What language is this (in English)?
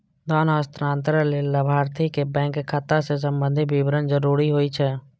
Maithili